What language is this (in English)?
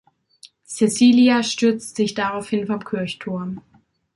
German